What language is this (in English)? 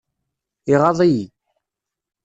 Kabyle